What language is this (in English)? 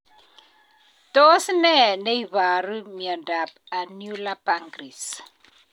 Kalenjin